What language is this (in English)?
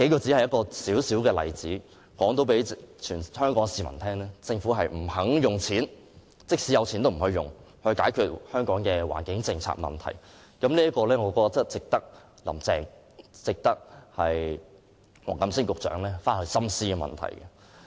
Cantonese